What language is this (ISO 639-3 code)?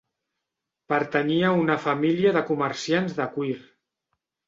cat